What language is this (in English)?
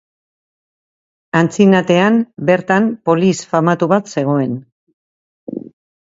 Basque